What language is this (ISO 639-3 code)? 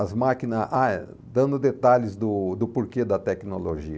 por